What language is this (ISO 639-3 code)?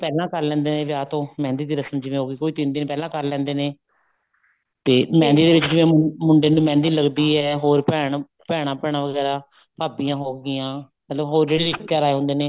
pan